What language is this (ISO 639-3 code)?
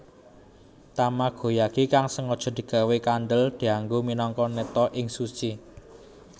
jav